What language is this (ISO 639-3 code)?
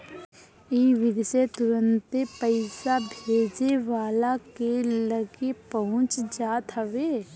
bho